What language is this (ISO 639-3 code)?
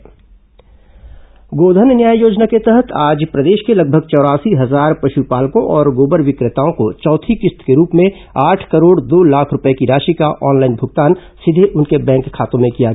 hin